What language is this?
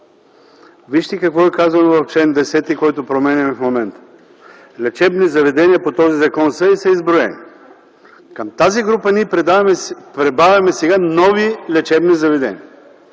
Bulgarian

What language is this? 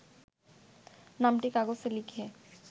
Bangla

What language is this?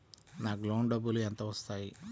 Telugu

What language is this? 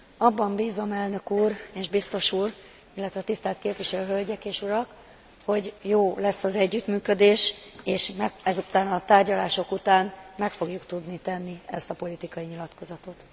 Hungarian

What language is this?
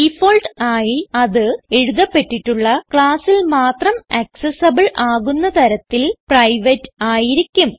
Malayalam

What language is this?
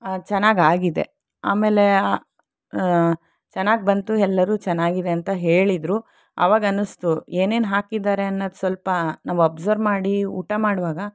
Kannada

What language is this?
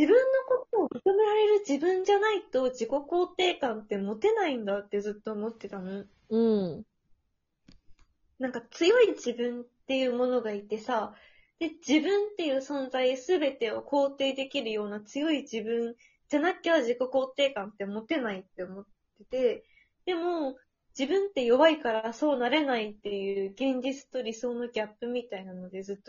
Japanese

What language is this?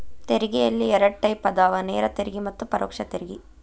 Kannada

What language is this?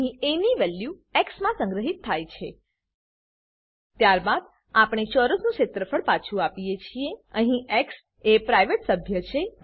Gujarati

